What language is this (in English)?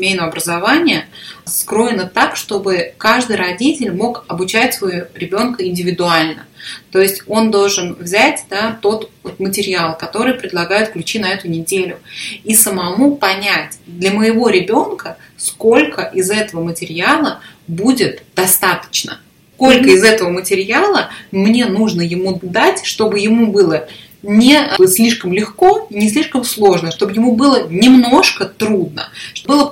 Russian